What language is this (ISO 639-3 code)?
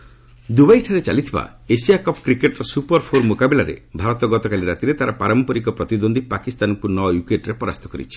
ori